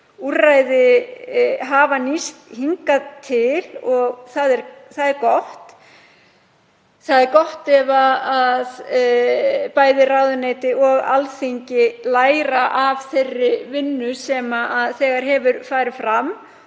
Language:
Icelandic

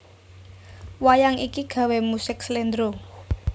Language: Javanese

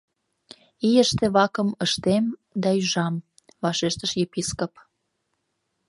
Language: Mari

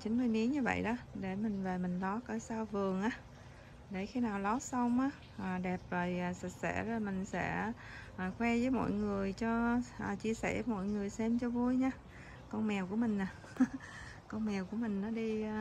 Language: Vietnamese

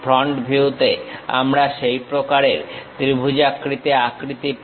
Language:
Bangla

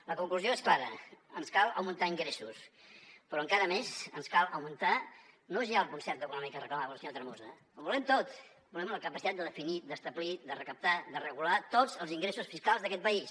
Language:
Catalan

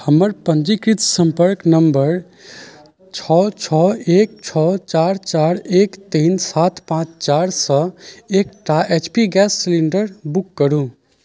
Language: Maithili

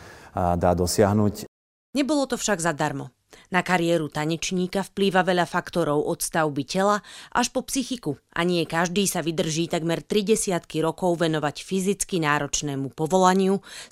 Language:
Slovak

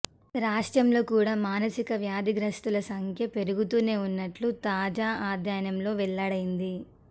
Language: Telugu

